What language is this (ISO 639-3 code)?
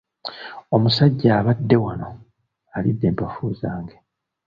lug